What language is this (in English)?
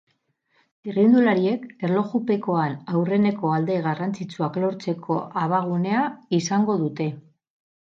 Basque